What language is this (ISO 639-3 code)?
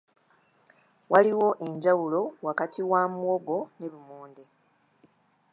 lug